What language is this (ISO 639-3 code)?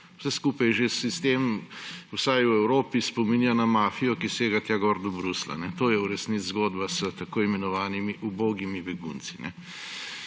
slv